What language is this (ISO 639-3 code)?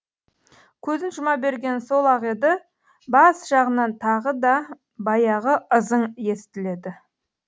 kaz